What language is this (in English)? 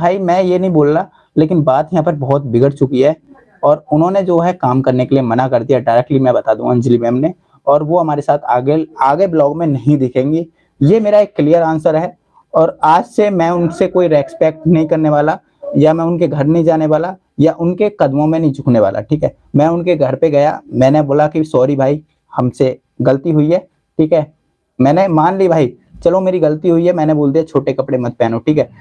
Hindi